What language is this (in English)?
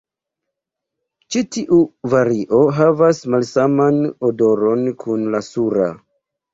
Esperanto